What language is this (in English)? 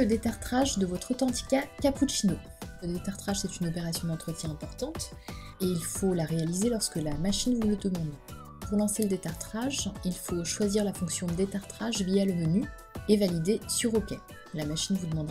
French